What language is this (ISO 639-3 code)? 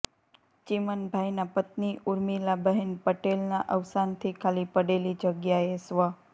guj